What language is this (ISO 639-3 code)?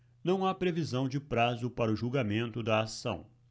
por